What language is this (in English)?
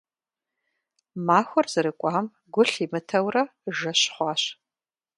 Kabardian